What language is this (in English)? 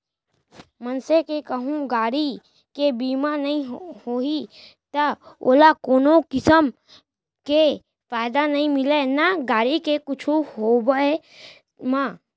Chhattisgarhi